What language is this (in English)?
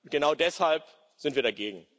German